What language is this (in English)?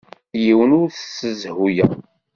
Kabyle